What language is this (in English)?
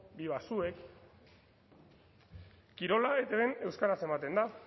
Basque